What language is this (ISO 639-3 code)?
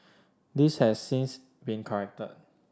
eng